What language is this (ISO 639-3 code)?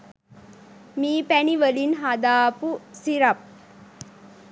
sin